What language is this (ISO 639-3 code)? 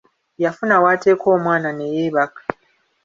lug